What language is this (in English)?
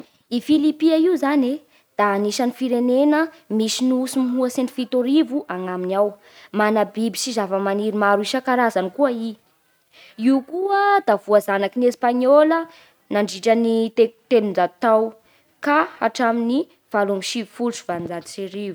Bara Malagasy